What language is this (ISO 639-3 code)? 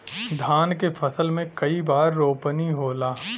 bho